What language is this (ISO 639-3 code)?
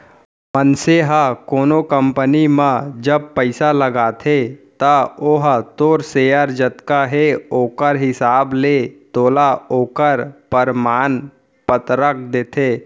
hne